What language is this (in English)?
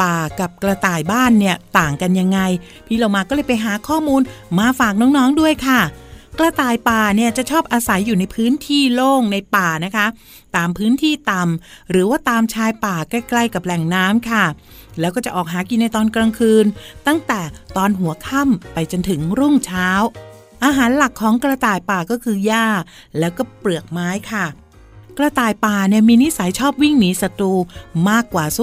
Thai